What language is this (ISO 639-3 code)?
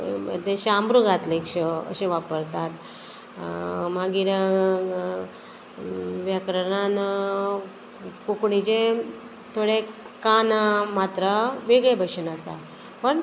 kok